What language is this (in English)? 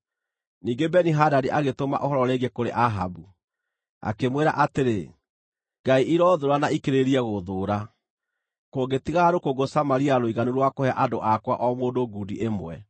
Kikuyu